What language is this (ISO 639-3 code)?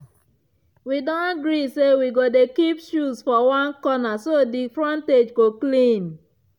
pcm